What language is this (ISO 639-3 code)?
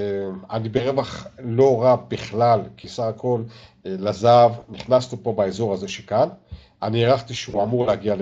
heb